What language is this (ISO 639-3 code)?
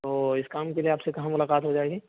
urd